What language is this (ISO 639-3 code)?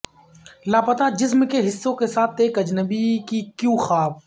urd